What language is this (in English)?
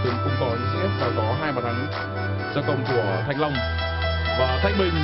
Vietnamese